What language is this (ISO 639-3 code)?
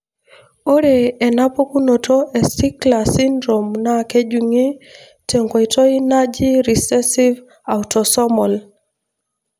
mas